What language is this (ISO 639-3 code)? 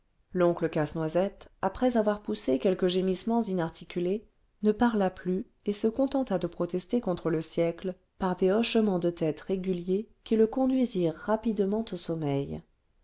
fra